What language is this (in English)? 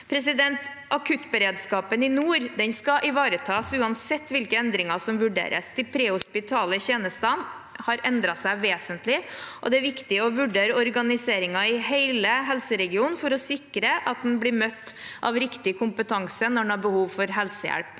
Norwegian